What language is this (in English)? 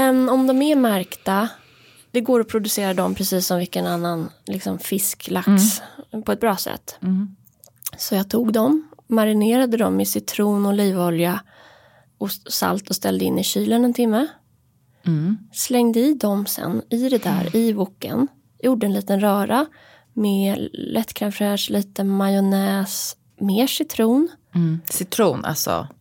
Swedish